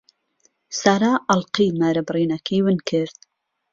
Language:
Central Kurdish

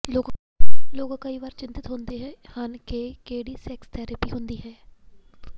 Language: Punjabi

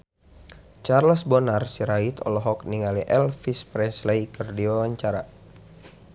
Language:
Sundanese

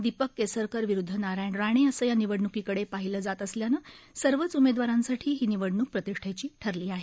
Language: Marathi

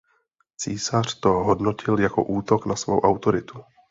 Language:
Czech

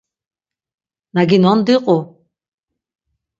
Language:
Laz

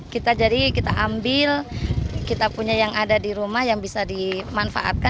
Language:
Indonesian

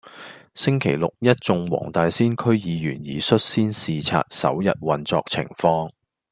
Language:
Cantonese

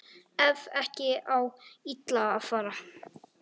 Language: Icelandic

